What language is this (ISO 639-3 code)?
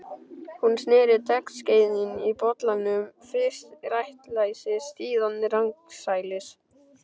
isl